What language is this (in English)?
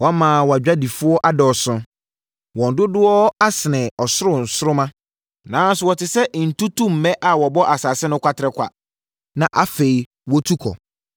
Akan